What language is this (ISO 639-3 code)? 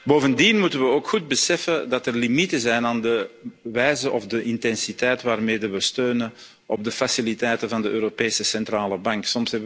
nld